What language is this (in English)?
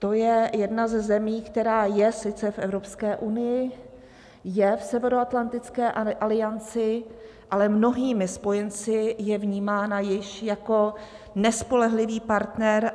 Czech